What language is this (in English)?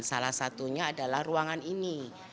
Indonesian